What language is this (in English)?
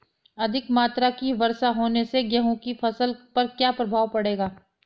Hindi